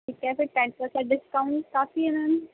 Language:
Urdu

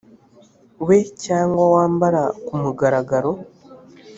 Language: Kinyarwanda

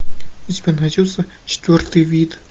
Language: Russian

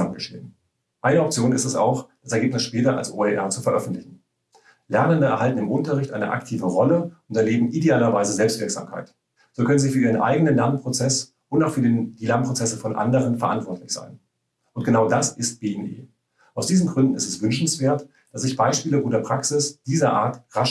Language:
German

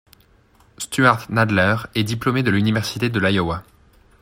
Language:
French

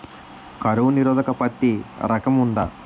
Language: Telugu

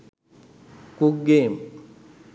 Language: Sinhala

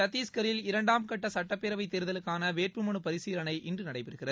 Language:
Tamil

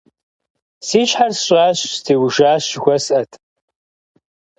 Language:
Kabardian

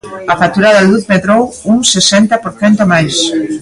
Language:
Galician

